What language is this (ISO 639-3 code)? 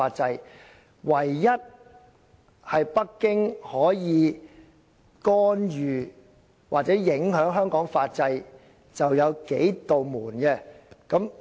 yue